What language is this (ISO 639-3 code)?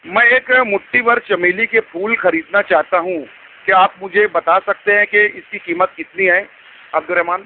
urd